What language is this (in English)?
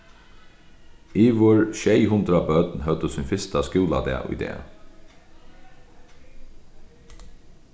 Faroese